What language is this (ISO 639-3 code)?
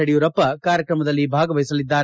kan